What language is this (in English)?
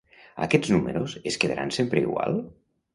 Catalan